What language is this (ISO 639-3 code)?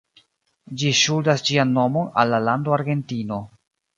epo